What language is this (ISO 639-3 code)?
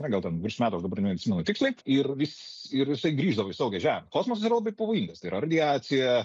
lit